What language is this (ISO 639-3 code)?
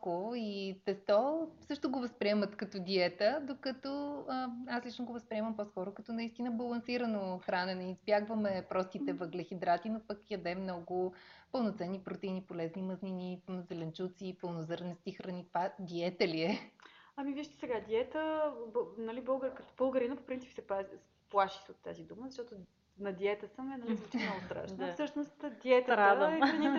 bul